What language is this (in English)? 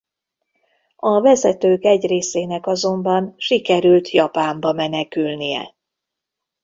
Hungarian